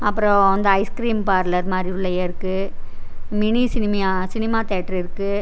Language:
Tamil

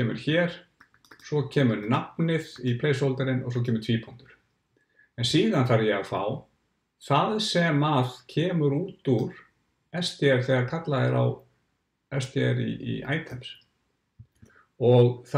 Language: German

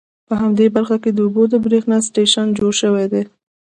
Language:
Pashto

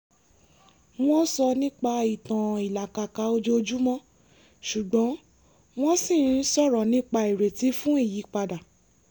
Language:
Yoruba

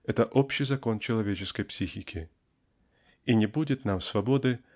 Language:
Russian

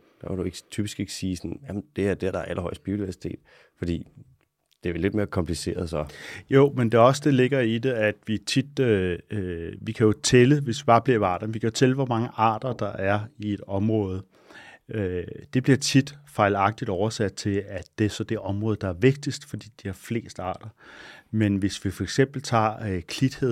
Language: Danish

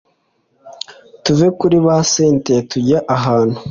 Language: Kinyarwanda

